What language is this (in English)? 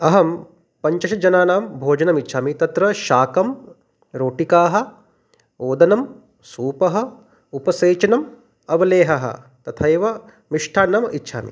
Sanskrit